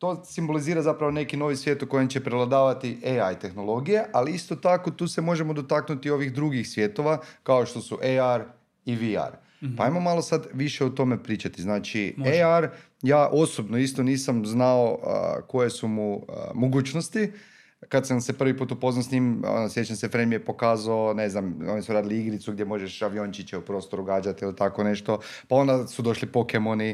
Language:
Croatian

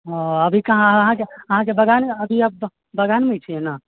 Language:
Maithili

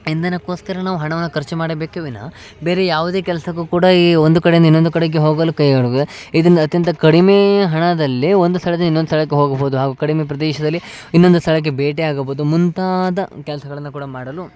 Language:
Kannada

